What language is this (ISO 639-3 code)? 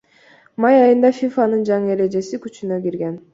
kir